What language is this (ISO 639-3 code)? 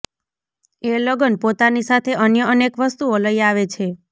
guj